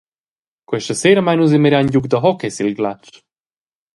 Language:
Romansh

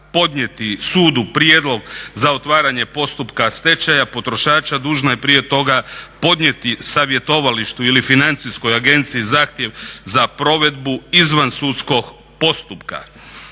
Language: Croatian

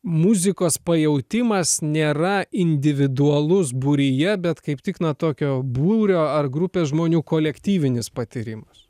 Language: Lithuanian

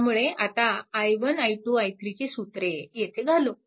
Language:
Marathi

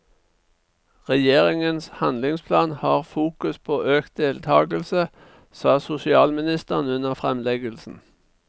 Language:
Norwegian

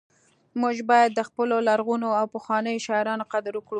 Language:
Pashto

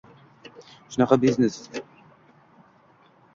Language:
Uzbek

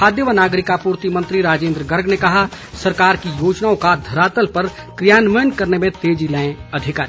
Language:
Hindi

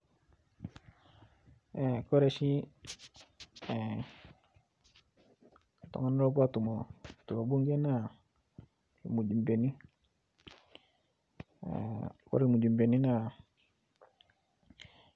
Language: Masai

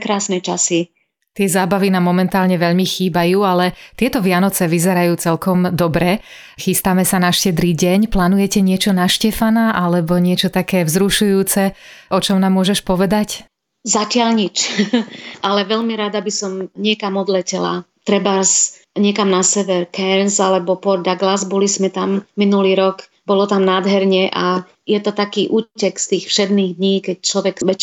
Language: Slovak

